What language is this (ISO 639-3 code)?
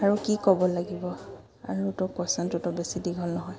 asm